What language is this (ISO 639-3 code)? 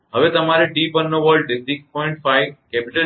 guj